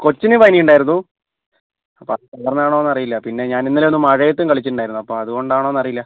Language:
Malayalam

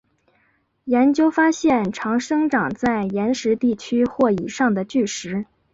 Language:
Chinese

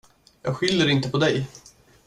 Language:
Swedish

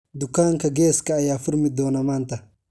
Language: Somali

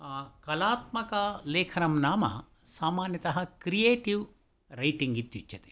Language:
Sanskrit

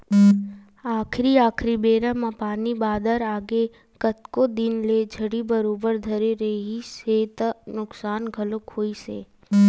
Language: Chhattisgarhi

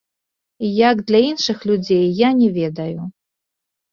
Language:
Belarusian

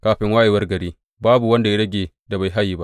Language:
Hausa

